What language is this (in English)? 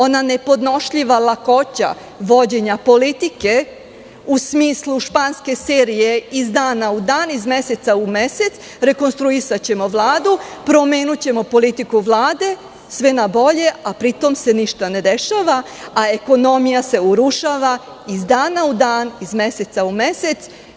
Serbian